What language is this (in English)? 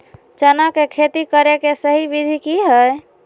Magahi